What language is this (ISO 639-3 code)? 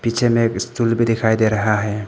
hin